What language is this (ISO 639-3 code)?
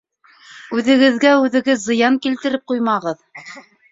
bak